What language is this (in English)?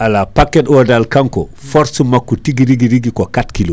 Fula